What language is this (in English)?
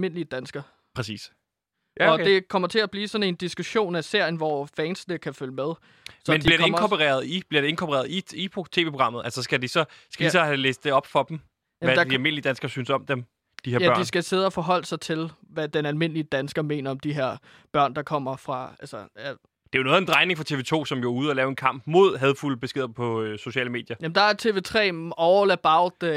Danish